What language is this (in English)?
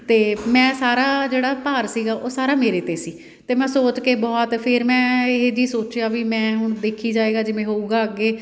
Punjabi